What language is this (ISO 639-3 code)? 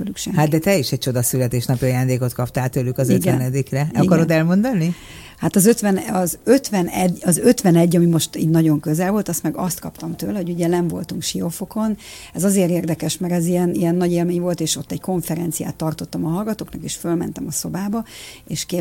hun